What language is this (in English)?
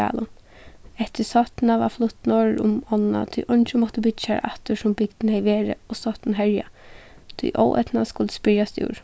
Faroese